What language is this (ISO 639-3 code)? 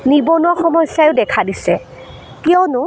asm